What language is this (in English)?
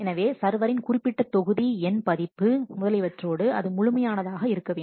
Tamil